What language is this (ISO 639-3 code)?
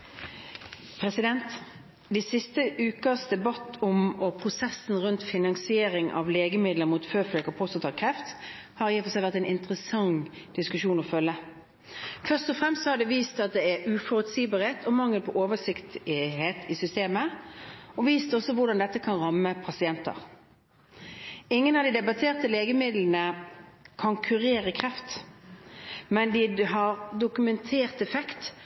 nob